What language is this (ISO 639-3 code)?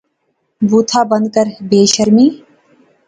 phr